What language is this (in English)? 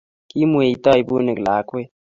Kalenjin